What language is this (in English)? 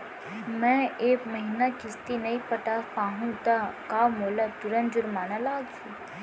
Chhattisgarhi